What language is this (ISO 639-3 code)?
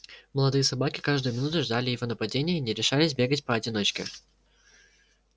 rus